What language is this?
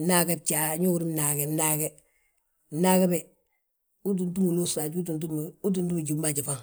Balanta-Ganja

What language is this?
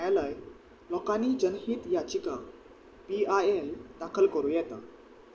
Konkani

